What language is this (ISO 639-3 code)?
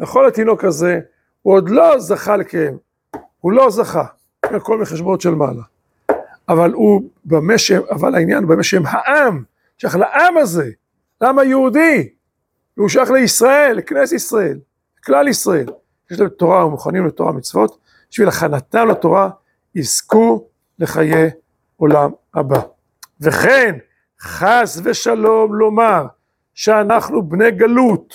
heb